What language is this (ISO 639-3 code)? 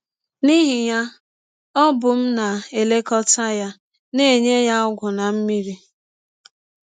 ibo